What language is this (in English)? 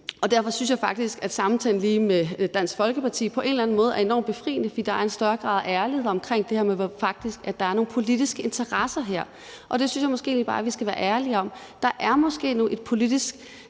Danish